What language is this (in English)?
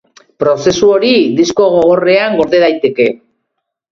Basque